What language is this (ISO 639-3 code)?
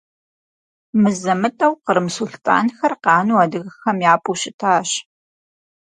kbd